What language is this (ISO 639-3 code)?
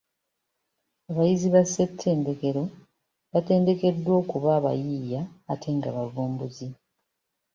lug